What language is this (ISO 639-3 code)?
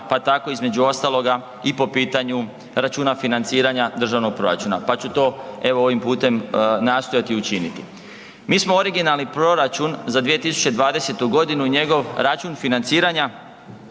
hrv